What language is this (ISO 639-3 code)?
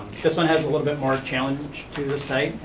eng